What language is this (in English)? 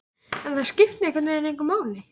Icelandic